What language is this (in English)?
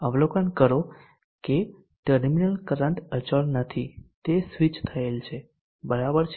Gujarati